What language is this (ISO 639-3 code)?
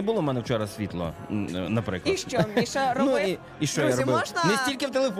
ukr